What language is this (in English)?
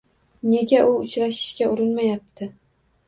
Uzbek